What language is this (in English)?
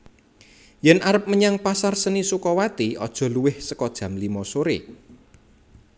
Javanese